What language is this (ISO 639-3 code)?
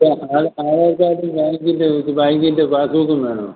mal